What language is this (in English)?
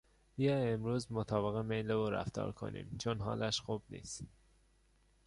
Persian